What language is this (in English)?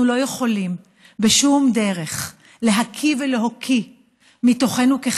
Hebrew